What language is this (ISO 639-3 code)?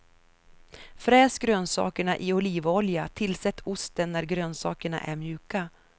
swe